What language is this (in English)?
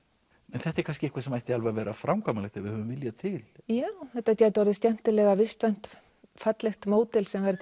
Icelandic